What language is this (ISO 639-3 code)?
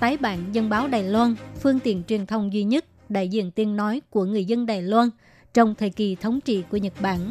vie